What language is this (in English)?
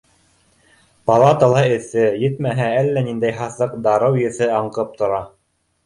Bashkir